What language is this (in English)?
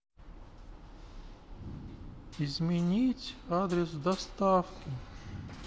Russian